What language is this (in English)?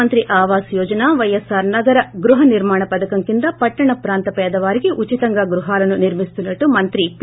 Telugu